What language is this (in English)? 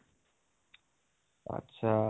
Assamese